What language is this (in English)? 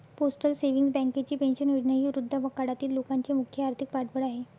Marathi